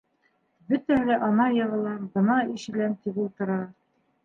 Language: Bashkir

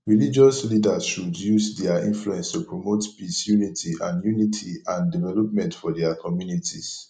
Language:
Nigerian Pidgin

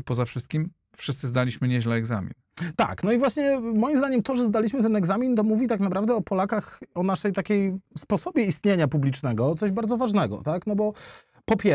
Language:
Polish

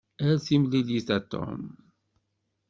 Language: Kabyle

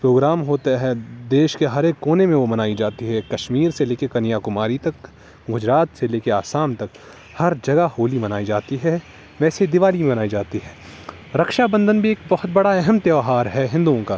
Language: Urdu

